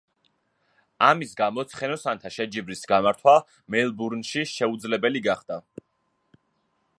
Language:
Georgian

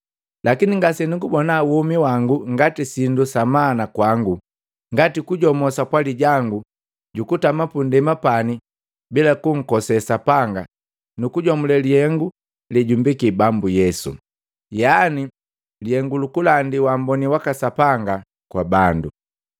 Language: Matengo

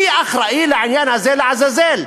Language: Hebrew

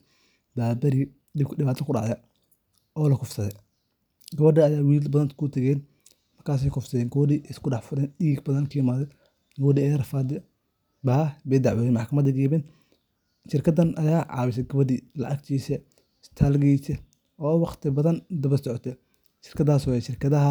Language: Somali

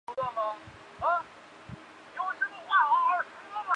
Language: Chinese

